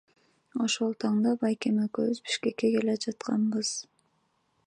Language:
Kyrgyz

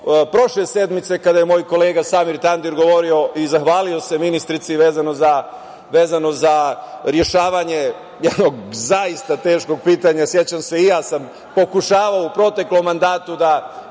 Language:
Serbian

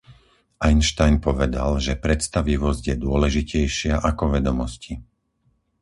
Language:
Slovak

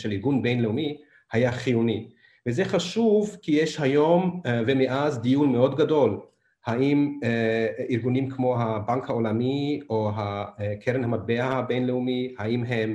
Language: Hebrew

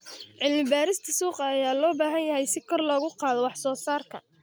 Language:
Somali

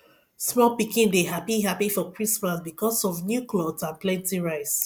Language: Nigerian Pidgin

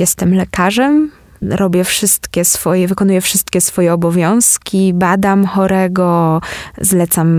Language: Polish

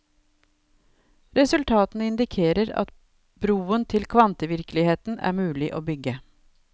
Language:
Norwegian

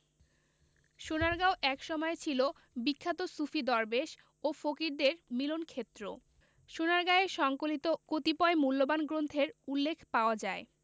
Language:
Bangla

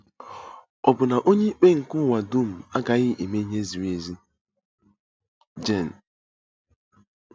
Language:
Igbo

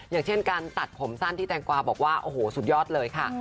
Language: Thai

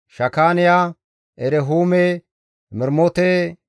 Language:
Gamo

